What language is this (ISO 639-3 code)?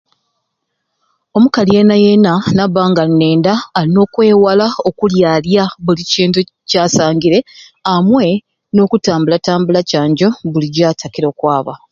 ruc